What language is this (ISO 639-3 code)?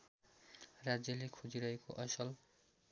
nep